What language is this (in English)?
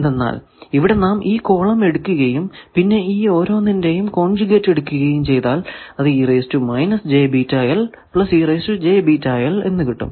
Malayalam